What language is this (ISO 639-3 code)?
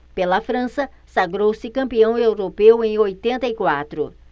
por